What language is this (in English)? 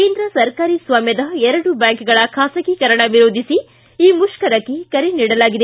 Kannada